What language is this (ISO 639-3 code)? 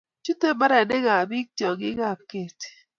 kln